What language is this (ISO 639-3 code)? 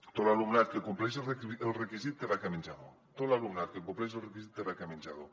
cat